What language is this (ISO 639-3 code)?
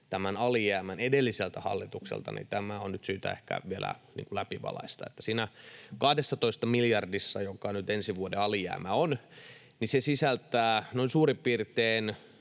fin